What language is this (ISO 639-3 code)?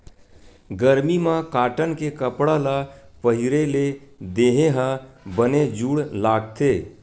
hne